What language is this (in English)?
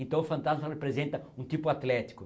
Portuguese